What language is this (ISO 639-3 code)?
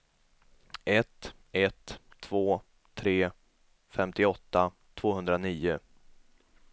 swe